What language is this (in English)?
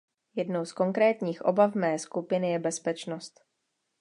Czech